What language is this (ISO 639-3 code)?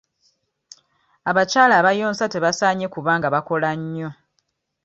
lug